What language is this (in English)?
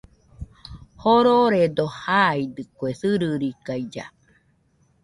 Nüpode Huitoto